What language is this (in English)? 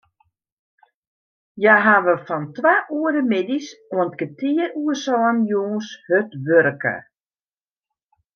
Western Frisian